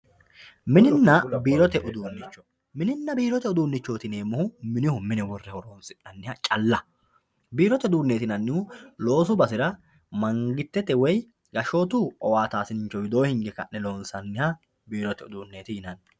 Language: Sidamo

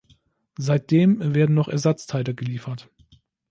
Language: German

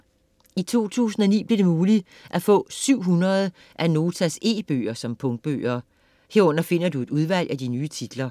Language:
Danish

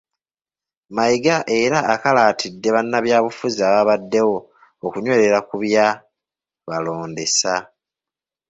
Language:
Ganda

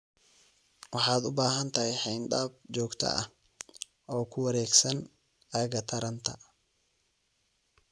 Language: Somali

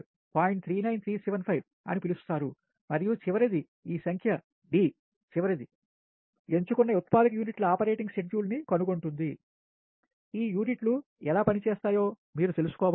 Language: Telugu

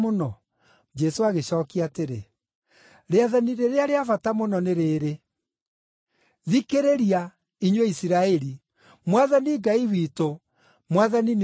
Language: Kikuyu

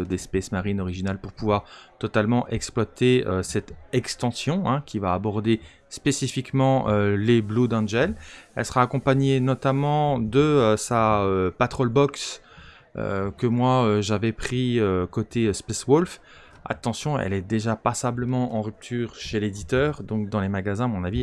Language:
French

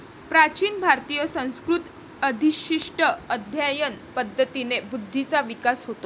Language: Marathi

